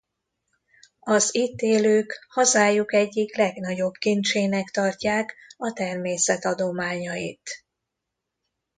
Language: Hungarian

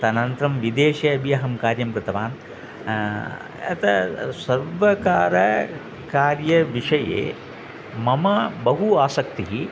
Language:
Sanskrit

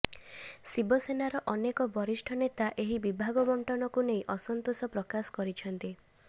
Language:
Odia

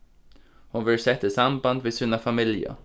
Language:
Faroese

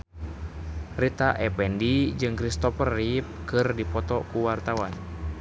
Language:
Sundanese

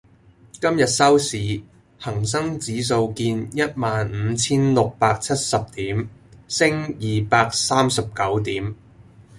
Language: Cantonese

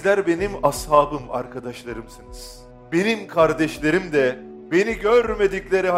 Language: Turkish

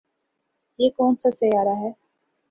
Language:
Urdu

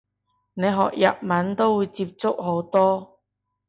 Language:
Cantonese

